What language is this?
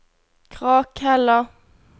Norwegian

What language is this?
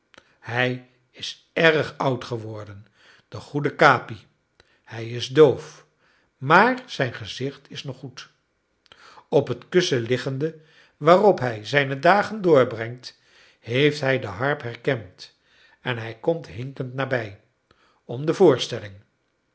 Dutch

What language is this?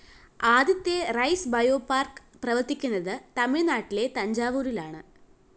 Malayalam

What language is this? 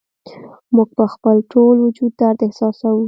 Pashto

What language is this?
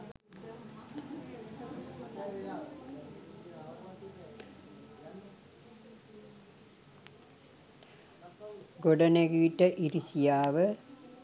Sinhala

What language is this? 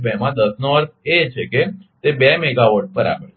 Gujarati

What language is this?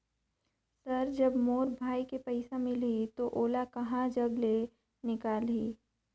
Chhattisgarhi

